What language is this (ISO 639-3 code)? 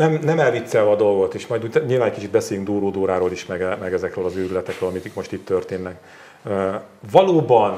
hun